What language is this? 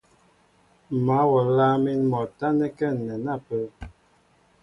Mbo (Cameroon)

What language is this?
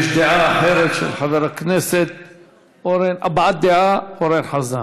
Hebrew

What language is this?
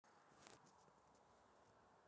Russian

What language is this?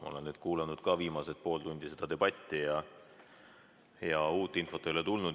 Estonian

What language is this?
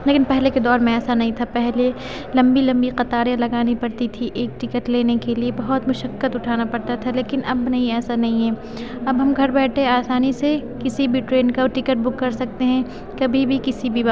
Urdu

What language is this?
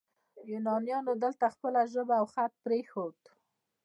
Pashto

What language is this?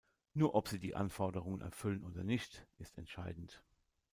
German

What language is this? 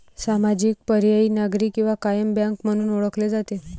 Marathi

